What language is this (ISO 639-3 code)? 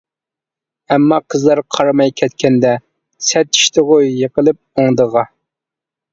uig